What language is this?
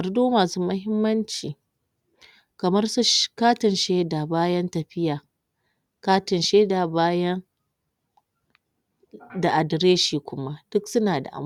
Hausa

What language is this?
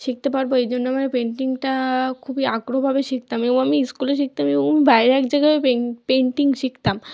Bangla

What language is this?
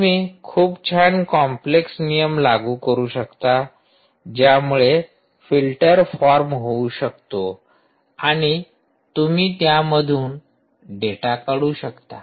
Marathi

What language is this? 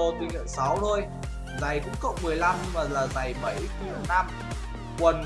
Vietnamese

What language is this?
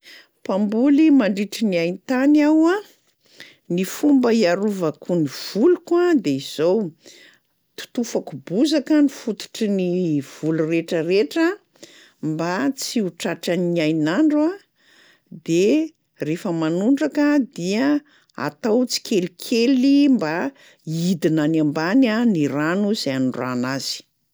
Malagasy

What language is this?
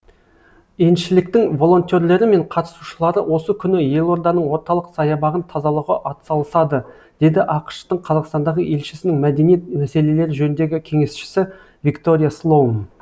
Kazakh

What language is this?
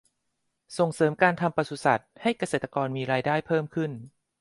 Thai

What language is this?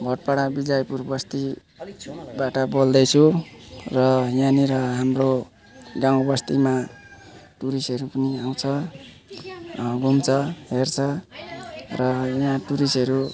Nepali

